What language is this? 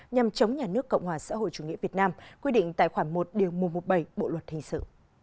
Vietnamese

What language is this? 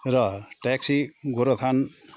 Nepali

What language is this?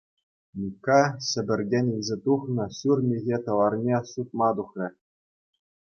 Chuvash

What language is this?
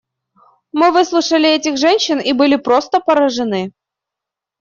Russian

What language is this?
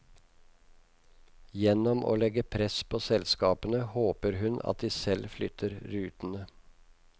Norwegian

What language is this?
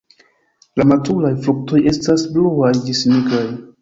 Esperanto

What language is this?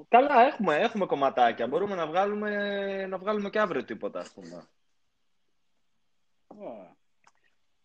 Greek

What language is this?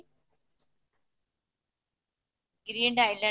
Odia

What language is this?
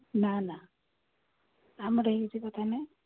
Odia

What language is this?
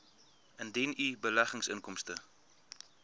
Afrikaans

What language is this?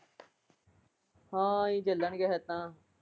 Punjabi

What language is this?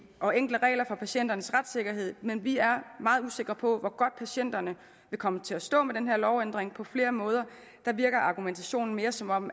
Danish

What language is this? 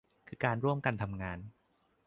Thai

